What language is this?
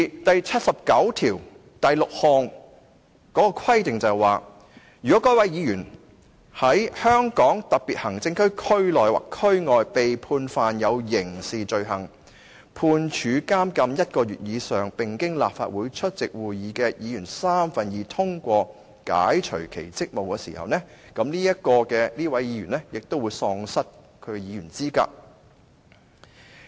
Cantonese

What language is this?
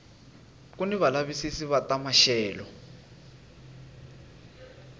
Tsonga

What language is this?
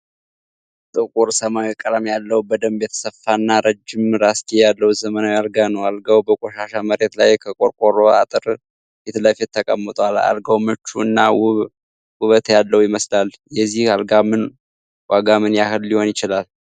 Amharic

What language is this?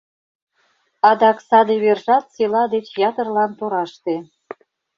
Mari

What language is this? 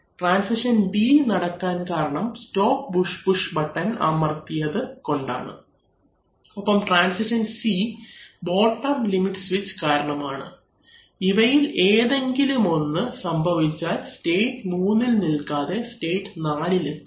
Malayalam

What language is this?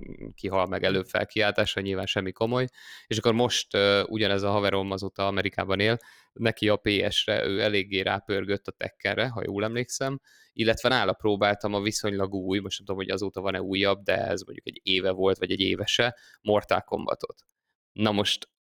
Hungarian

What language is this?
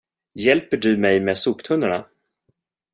Swedish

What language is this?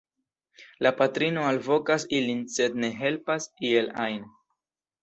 Esperanto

